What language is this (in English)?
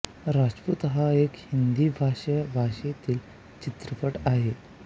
Marathi